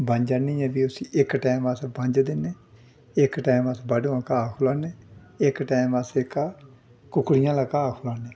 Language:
Dogri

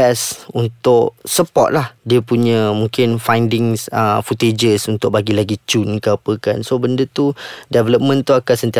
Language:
Malay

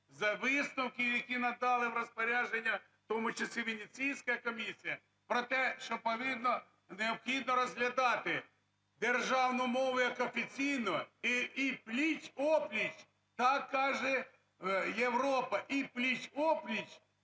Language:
Ukrainian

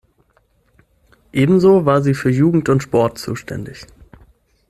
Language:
German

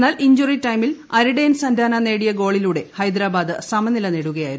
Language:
Malayalam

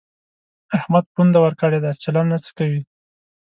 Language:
Pashto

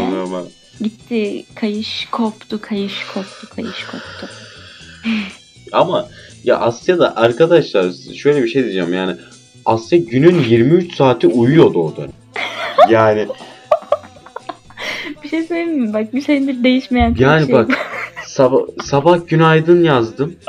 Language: Turkish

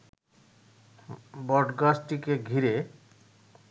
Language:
Bangla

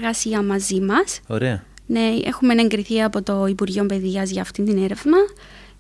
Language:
Greek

